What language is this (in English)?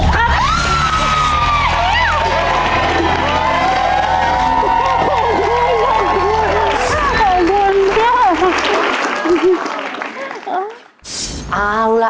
Thai